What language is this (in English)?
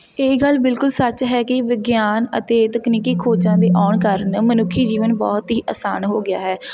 Punjabi